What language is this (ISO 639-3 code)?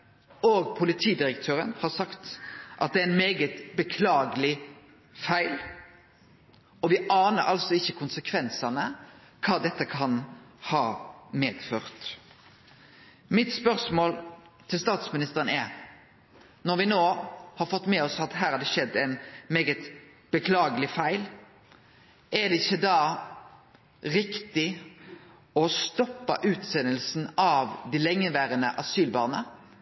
nno